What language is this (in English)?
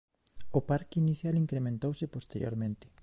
Galician